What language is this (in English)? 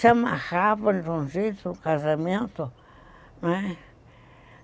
Portuguese